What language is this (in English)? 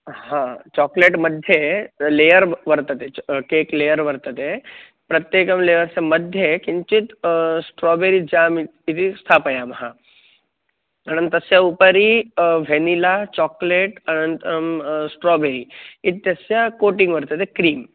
Sanskrit